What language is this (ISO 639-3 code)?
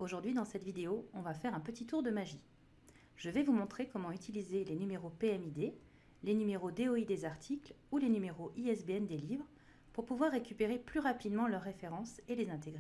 fra